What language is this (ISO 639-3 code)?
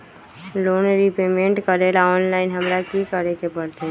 mag